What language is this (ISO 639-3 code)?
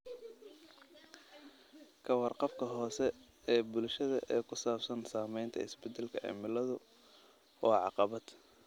som